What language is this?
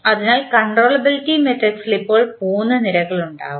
Malayalam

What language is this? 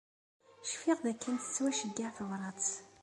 Kabyle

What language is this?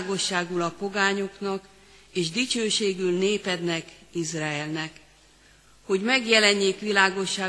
Hungarian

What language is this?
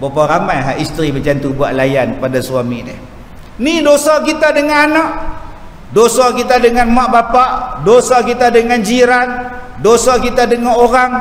Malay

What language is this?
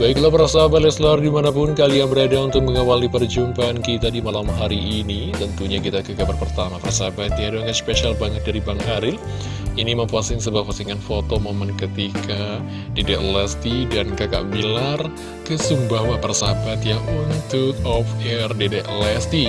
Indonesian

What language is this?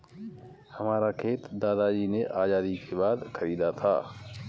Hindi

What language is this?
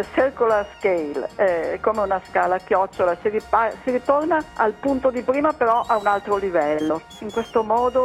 Italian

